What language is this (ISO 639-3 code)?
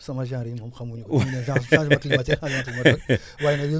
wol